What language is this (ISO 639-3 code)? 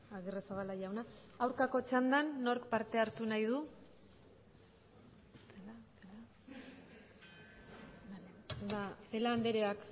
eus